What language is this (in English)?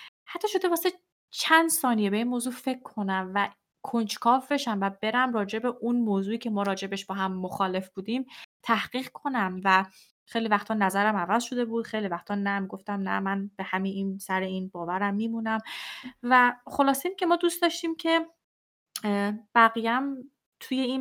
Persian